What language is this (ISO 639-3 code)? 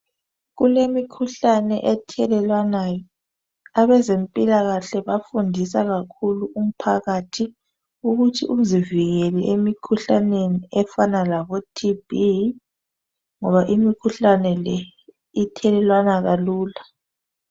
nde